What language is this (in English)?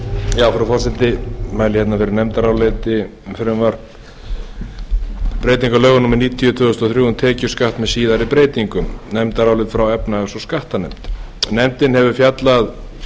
Icelandic